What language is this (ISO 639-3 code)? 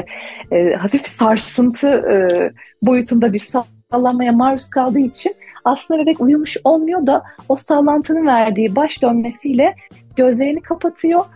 tur